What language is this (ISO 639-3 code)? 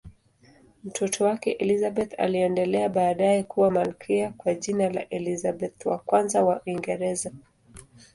swa